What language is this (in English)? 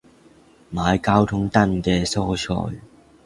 Cantonese